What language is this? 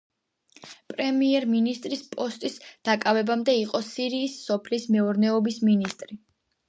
Georgian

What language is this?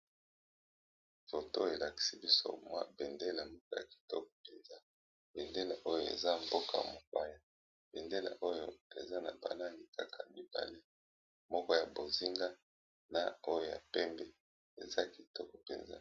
Lingala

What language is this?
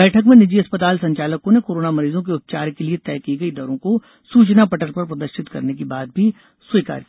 Hindi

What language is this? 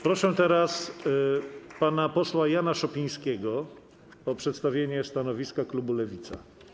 Polish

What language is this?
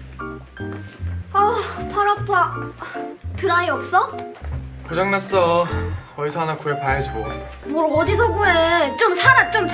Korean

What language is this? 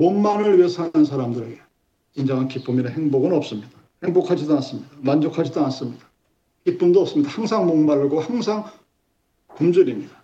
Korean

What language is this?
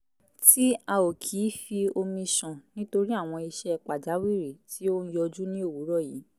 Yoruba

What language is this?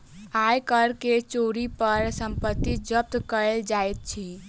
Maithili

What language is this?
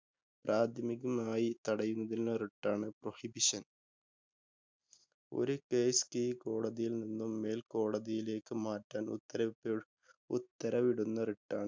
Malayalam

